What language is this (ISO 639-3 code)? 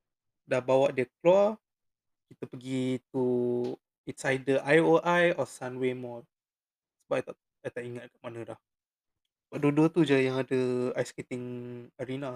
msa